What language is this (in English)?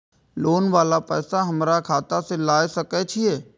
Maithili